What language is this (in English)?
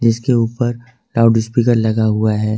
Hindi